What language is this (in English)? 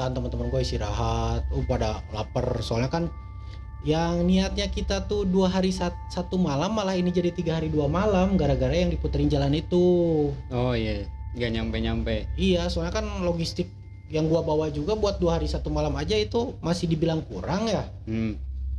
Indonesian